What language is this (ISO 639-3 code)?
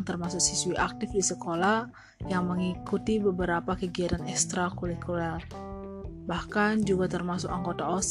ind